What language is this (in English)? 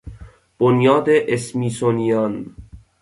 Persian